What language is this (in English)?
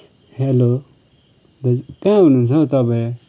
Nepali